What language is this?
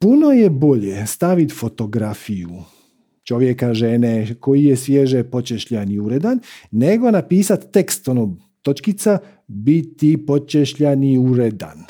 Croatian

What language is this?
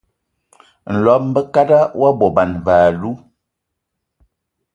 Ewondo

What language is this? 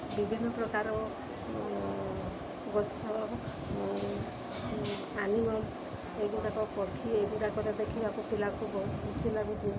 Odia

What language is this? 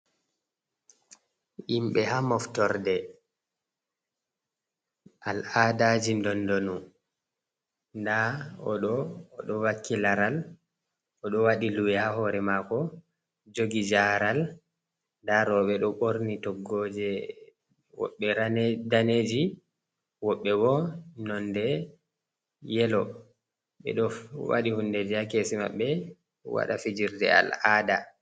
Fula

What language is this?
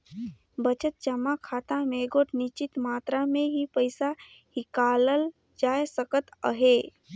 Chhattisgarhi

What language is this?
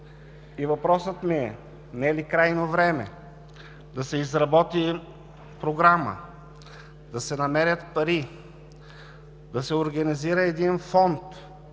Bulgarian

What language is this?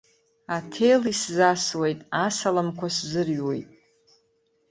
Abkhazian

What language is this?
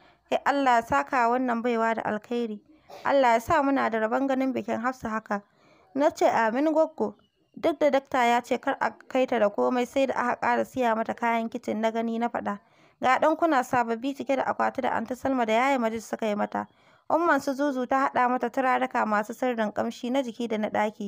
Arabic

